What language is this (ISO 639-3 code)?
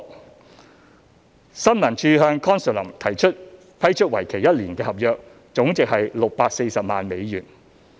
yue